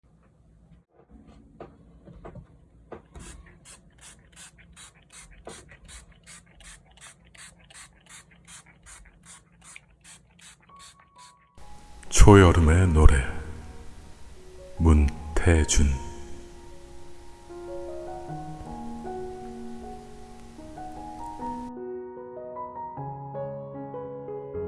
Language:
Korean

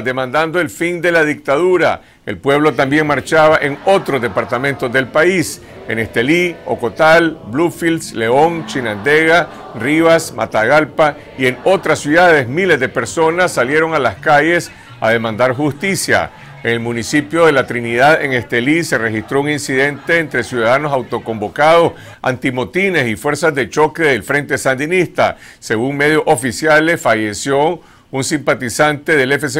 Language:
Spanish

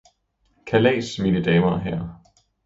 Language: Danish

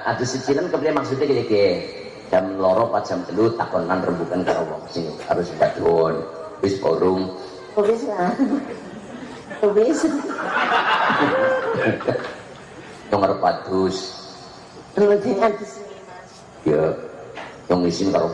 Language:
Indonesian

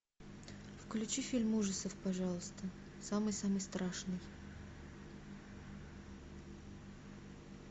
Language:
Russian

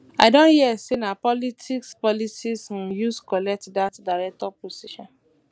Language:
Nigerian Pidgin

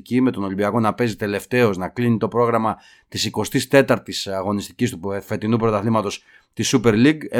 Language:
Greek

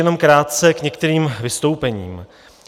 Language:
Czech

